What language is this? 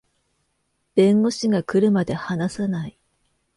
Japanese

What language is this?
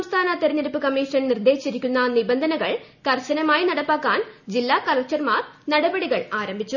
Malayalam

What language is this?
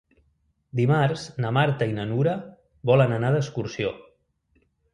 Catalan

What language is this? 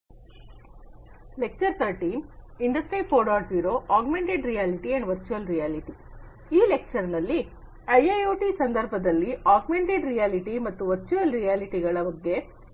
Kannada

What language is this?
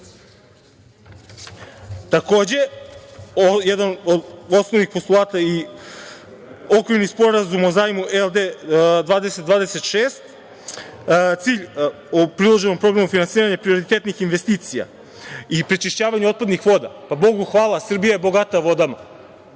Serbian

